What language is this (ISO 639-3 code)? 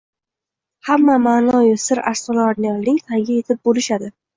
uzb